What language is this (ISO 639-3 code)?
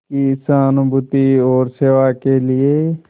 hin